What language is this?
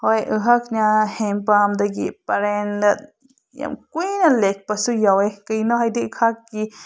Manipuri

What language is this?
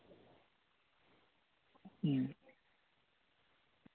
Santali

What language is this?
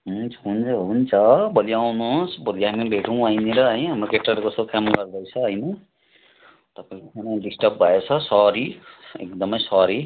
Nepali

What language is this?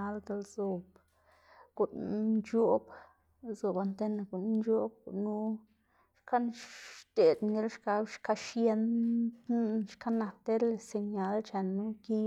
Xanaguía Zapotec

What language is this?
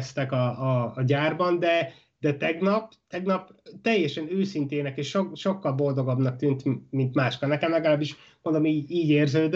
Hungarian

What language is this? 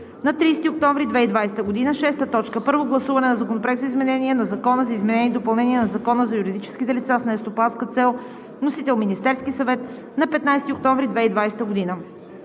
Bulgarian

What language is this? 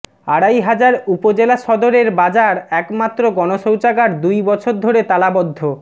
Bangla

